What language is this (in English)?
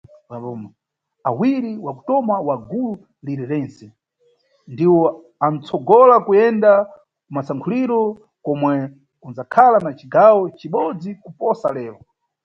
Nyungwe